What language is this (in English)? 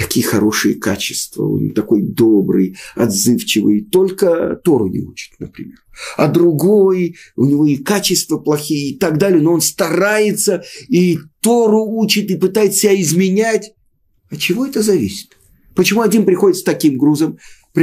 Russian